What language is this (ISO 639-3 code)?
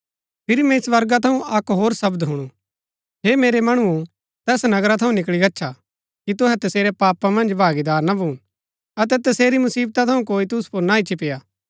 gbk